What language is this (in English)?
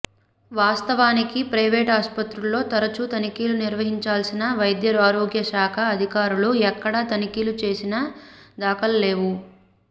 Telugu